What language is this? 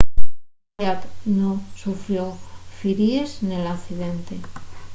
Asturian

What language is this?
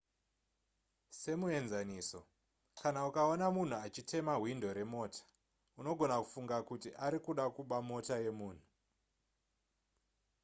Shona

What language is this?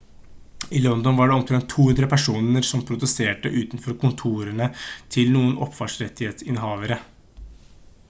Norwegian Bokmål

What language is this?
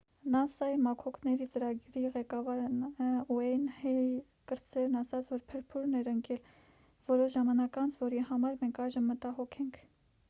Armenian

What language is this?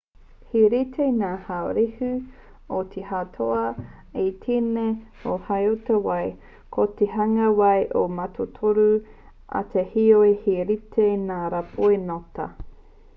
Māori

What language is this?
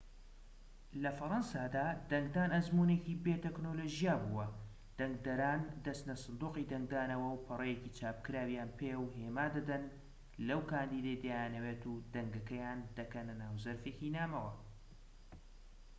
Central Kurdish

